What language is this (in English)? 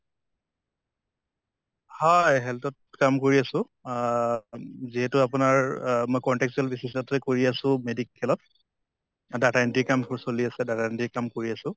Assamese